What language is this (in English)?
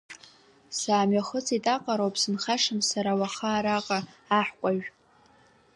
Abkhazian